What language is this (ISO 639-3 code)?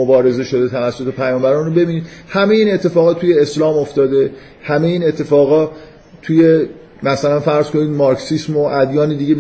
fas